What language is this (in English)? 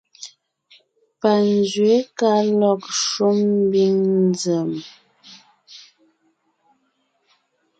Ngiemboon